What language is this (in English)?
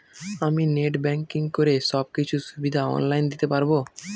Bangla